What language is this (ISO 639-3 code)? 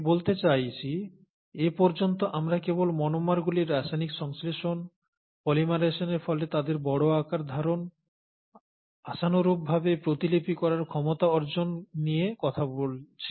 ben